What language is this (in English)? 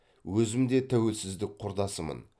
Kazakh